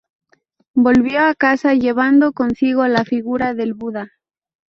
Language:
Spanish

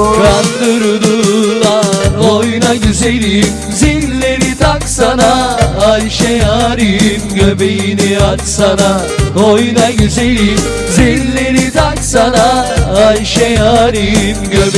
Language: Indonesian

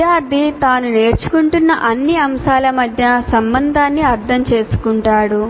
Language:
Telugu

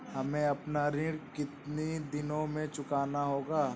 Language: Hindi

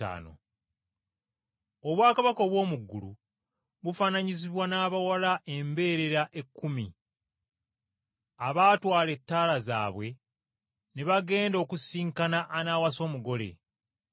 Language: Ganda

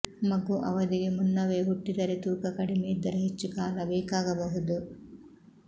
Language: Kannada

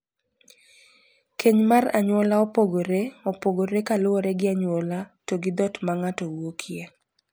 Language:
Luo (Kenya and Tanzania)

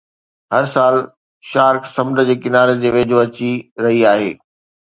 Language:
Sindhi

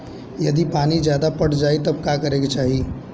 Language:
Bhojpuri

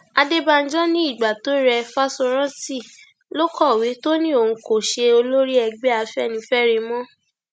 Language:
Yoruba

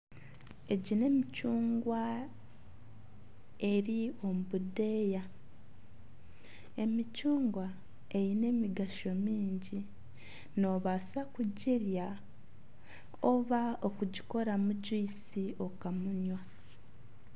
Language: Nyankole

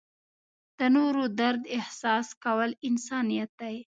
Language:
Pashto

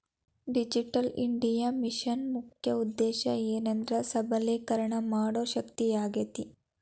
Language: Kannada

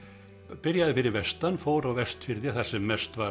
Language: Icelandic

